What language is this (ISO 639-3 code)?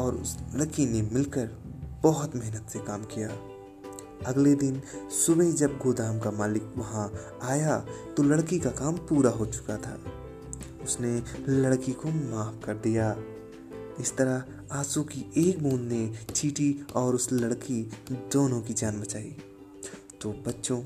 hin